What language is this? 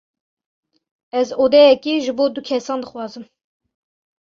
Kurdish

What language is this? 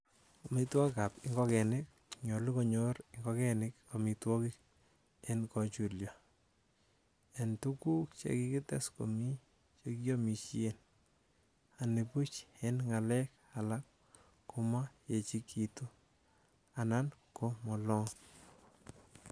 Kalenjin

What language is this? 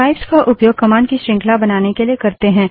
Hindi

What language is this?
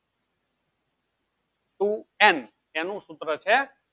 Gujarati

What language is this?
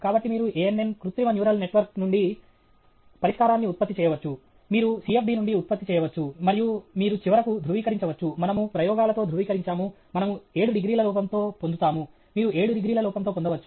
Telugu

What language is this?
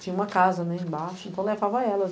Portuguese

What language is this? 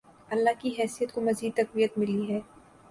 Urdu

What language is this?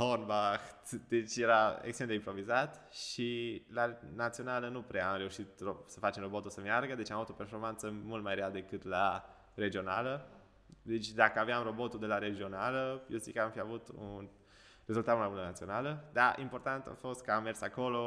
Romanian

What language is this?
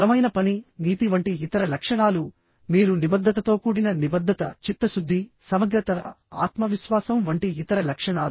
Telugu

